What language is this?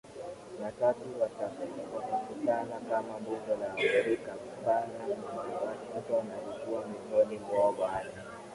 Swahili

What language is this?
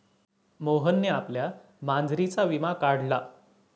Marathi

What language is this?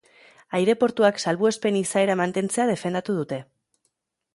Basque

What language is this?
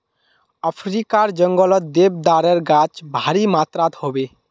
Magahi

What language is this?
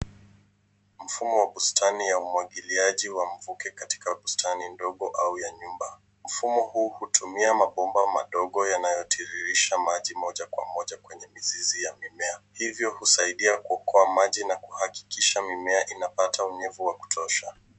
Swahili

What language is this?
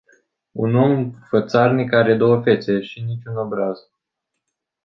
Romanian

